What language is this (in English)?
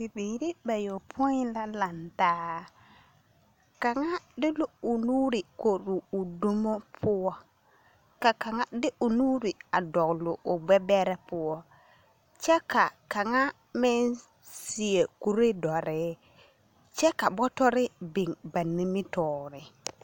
Southern Dagaare